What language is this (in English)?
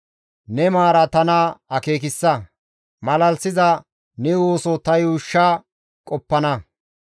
Gamo